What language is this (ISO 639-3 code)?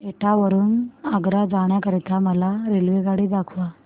mar